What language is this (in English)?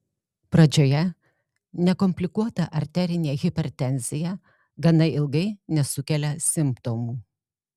Lithuanian